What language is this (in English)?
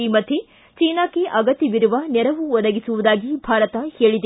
Kannada